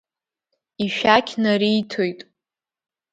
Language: Abkhazian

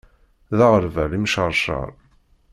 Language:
Kabyle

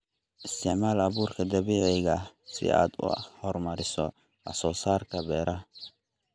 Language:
Somali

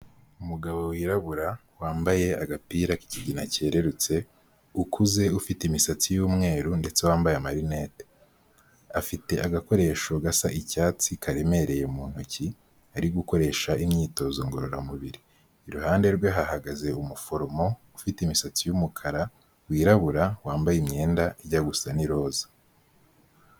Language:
Kinyarwanda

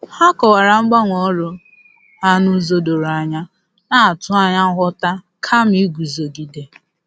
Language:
Igbo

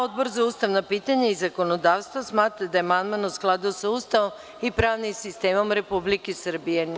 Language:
Serbian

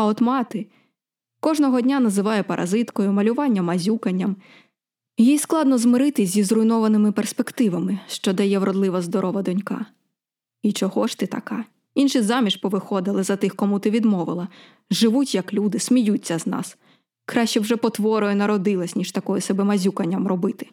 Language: Ukrainian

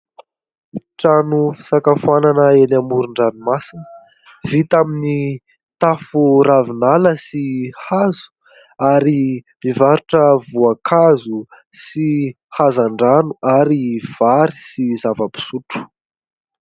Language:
Malagasy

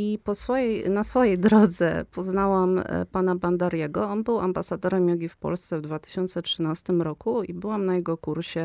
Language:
Polish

